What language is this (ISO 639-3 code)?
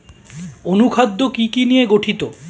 ben